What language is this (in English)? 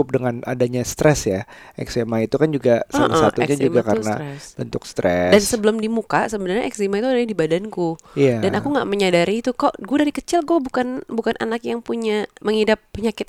Indonesian